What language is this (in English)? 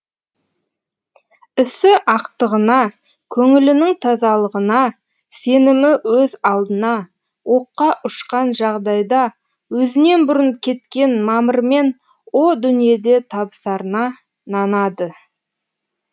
Kazakh